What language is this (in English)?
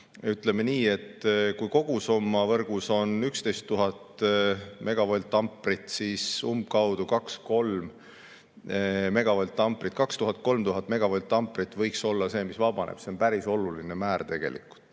Estonian